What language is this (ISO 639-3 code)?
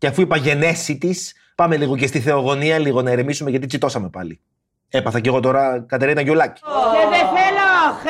ell